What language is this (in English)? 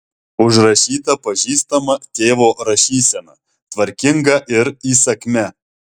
Lithuanian